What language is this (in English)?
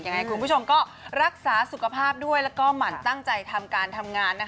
Thai